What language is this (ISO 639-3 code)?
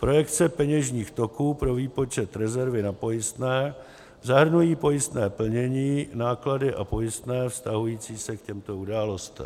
ces